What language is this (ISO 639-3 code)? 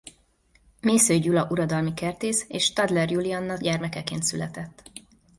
hun